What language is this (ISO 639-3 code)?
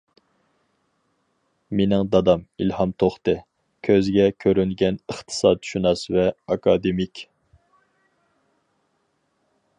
uig